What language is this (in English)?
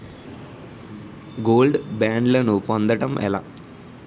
Telugu